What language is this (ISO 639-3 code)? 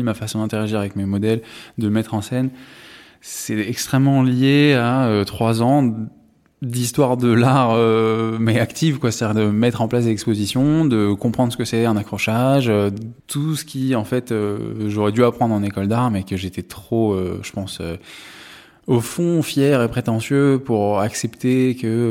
fra